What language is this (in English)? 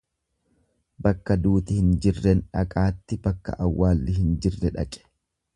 Oromo